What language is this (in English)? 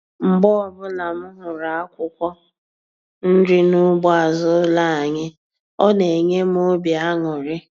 Igbo